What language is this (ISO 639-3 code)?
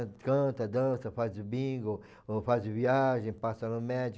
por